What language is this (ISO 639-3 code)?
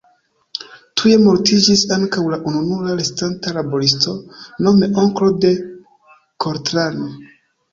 epo